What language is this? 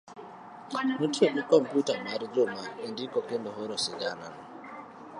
Luo (Kenya and Tanzania)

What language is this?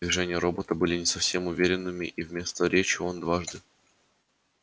Russian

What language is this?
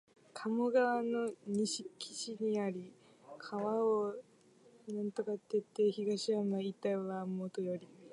Japanese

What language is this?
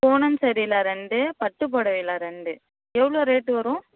Tamil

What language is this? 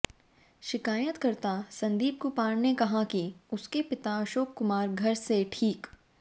Hindi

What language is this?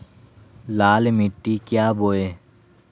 Magahi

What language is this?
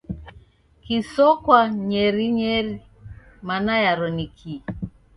Taita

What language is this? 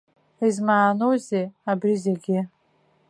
Abkhazian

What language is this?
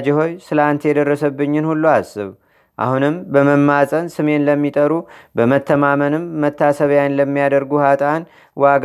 Amharic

